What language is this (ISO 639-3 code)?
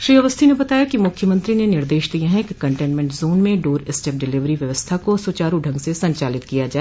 hin